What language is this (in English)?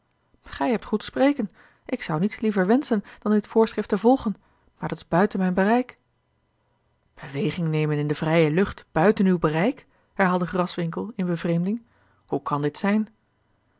Dutch